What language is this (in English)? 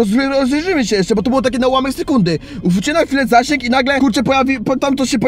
Polish